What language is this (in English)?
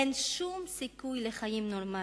Hebrew